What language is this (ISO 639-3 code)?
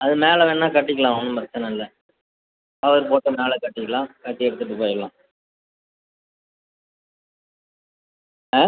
tam